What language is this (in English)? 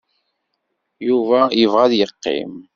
Kabyle